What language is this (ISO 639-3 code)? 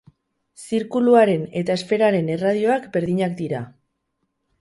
eus